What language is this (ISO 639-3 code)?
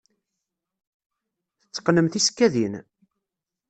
kab